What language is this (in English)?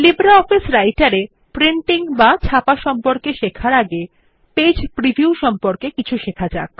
Bangla